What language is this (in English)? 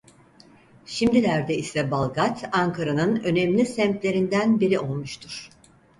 Turkish